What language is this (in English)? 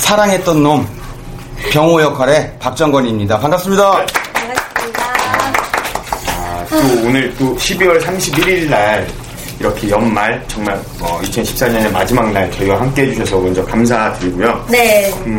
Korean